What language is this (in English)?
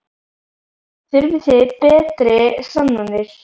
Icelandic